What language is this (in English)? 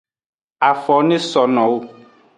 Aja (Benin)